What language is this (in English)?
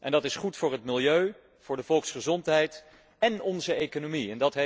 Dutch